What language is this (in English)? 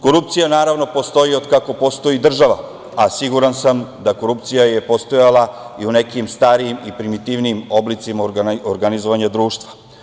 Serbian